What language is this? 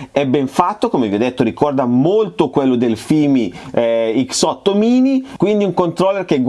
Italian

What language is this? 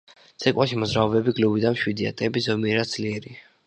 Georgian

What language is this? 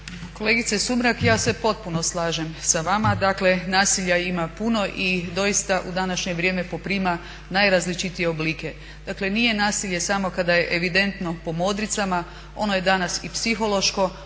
Croatian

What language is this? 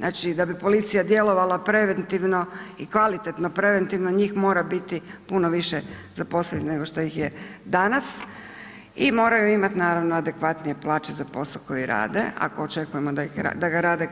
Croatian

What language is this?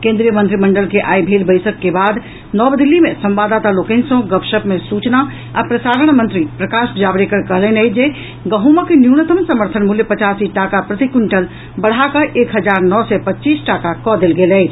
Maithili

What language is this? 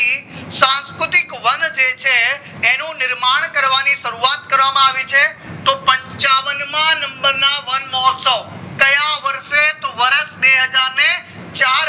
Gujarati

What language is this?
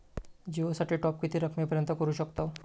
Marathi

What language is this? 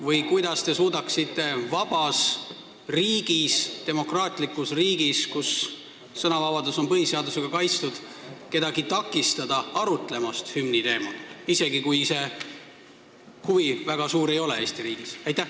Estonian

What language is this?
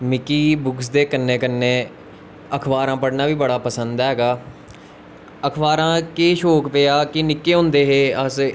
Dogri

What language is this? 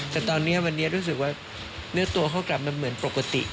Thai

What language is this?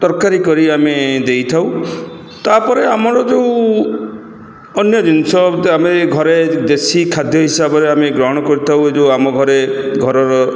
Odia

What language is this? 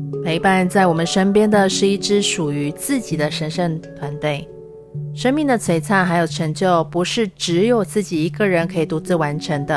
Chinese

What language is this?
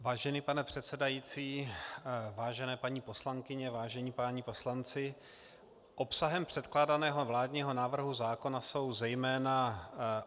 Czech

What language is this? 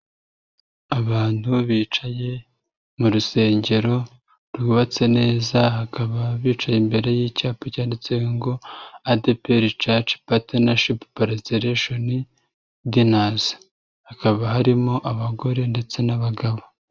Kinyarwanda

